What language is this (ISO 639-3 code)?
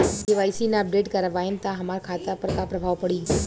bho